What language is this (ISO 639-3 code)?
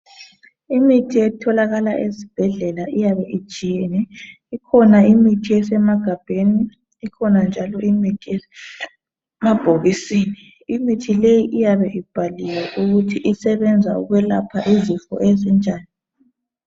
nde